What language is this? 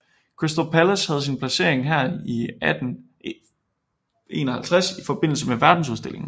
Danish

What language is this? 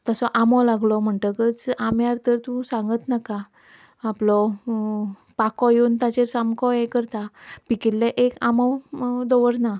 Konkani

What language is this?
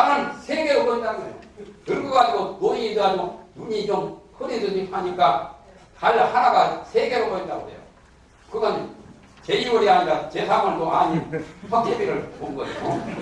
Korean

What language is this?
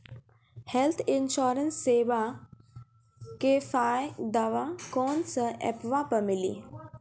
Maithili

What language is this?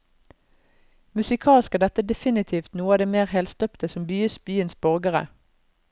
Norwegian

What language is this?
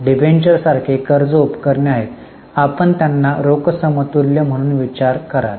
Marathi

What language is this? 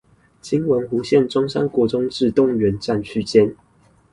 Chinese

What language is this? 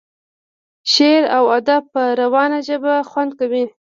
Pashto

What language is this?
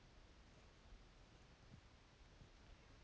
Kazakh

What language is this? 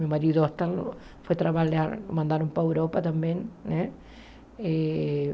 Portuguese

